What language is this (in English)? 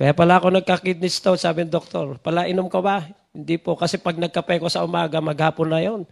Filipino